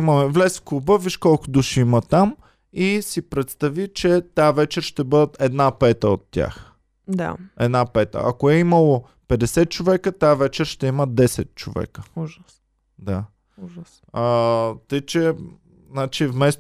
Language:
Bulgarian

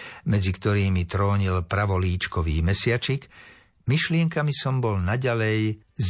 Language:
Slovak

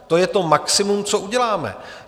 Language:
Czech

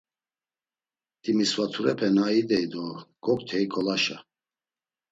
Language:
Laz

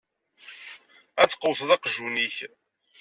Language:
Kabyle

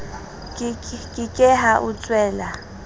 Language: Southern Sotho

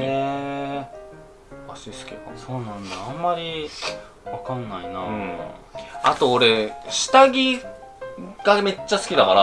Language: Japanese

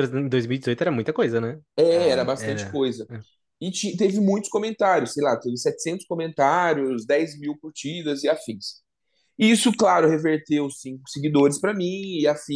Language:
Portuguese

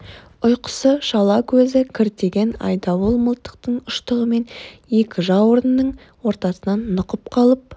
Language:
Kazakh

